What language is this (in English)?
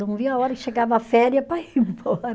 Portuguese